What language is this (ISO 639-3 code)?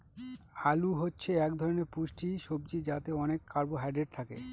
ben